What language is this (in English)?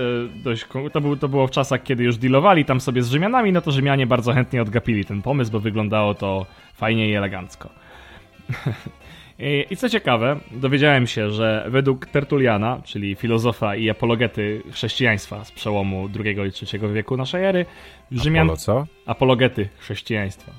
Polish